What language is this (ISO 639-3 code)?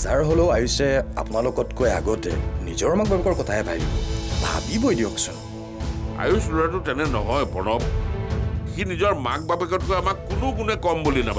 eng